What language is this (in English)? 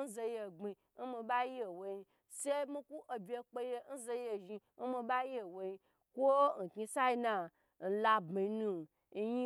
Gbagyi